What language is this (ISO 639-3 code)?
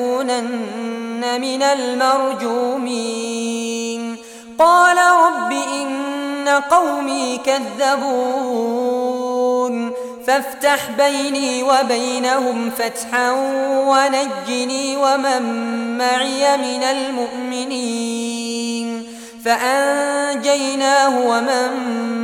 ara